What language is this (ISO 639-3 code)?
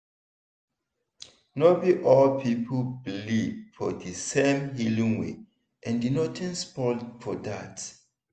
pcm